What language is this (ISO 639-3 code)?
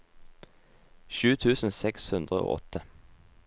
nor